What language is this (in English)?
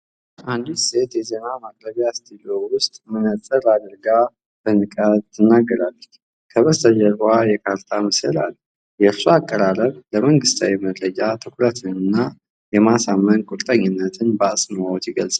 Amharic